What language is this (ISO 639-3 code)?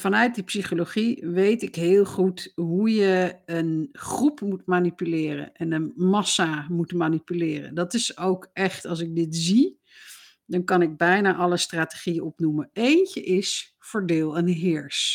nld